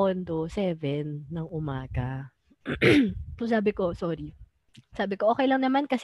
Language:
Filipino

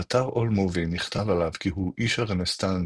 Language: Hebrew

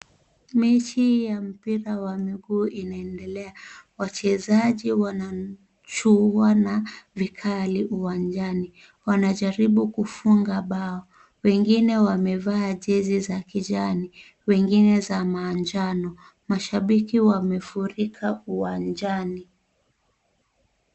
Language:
Swahili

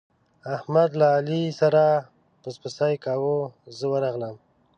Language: Pashto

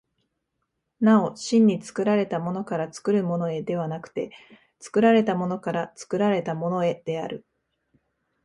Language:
Japanese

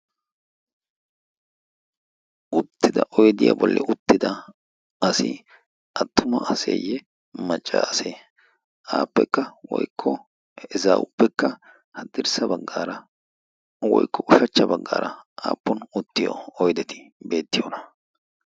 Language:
Wolaytta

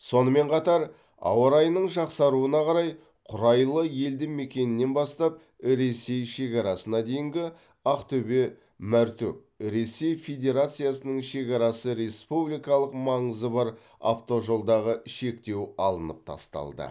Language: Kazakh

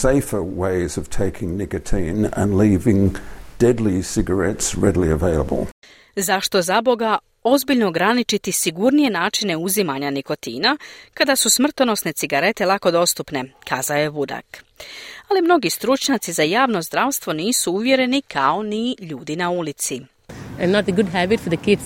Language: Croatian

